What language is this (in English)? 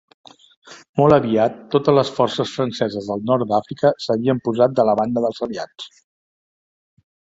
Catalan